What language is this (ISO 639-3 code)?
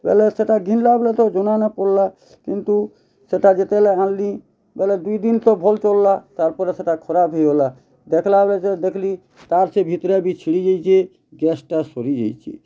ori